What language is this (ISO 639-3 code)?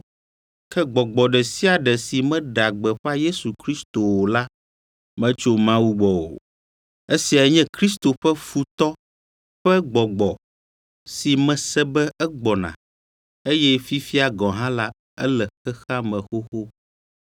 ewe